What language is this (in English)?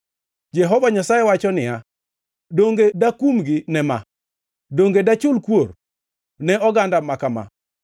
Luo (Kenya and Tanzania)